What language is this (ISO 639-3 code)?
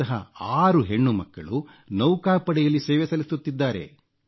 kan